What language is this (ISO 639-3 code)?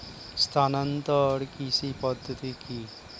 ben